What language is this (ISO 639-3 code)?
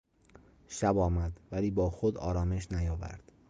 fas